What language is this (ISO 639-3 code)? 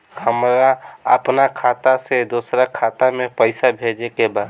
bho